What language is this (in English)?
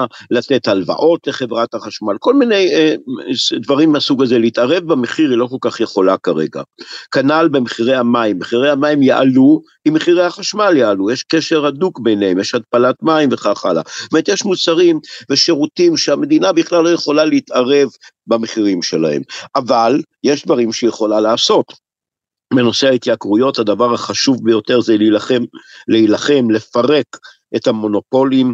Hebrew